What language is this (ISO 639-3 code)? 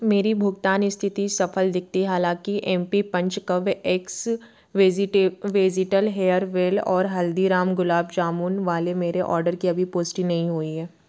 hin